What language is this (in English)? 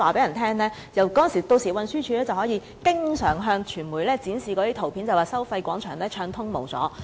Cantonese